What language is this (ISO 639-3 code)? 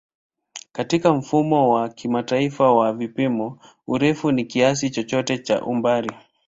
swa